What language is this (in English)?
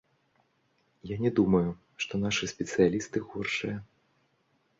Belarusian